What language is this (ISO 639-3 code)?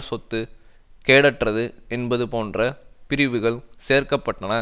tam